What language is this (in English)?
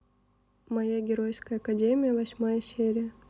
Russian